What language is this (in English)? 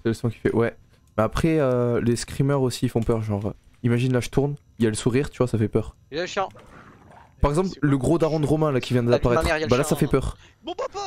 French